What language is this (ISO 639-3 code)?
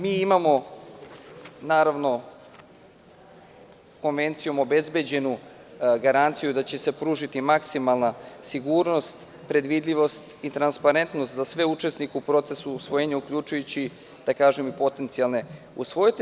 srp